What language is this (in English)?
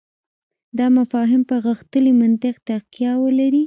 Pashto